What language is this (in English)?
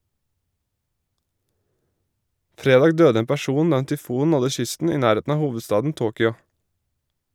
Norwegian